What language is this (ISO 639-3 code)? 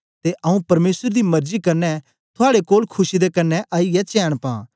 doi